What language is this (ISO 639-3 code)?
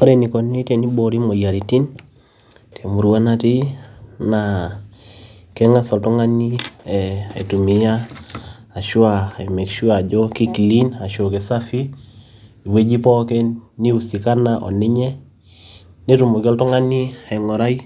mas